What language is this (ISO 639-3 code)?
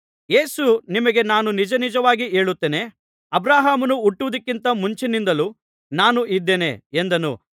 kan